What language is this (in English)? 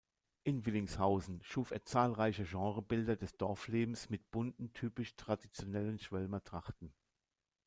German